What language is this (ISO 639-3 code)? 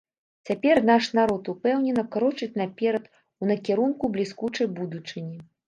bel